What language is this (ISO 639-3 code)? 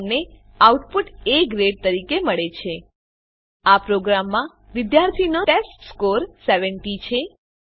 guj